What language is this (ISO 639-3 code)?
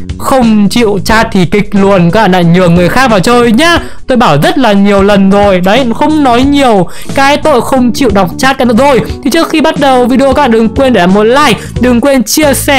vie